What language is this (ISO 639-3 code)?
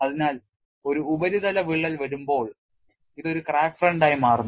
mal